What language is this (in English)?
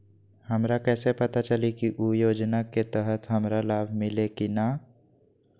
Magahi